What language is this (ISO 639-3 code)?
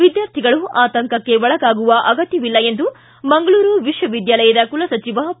kan